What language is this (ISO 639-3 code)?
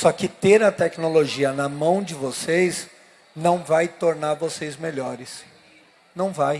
por